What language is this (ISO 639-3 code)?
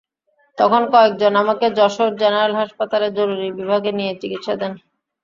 ben